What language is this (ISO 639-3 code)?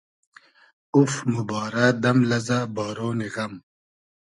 haz